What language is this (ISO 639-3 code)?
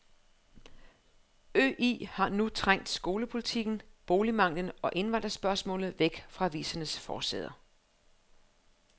dan